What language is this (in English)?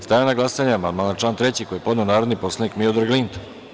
Serbian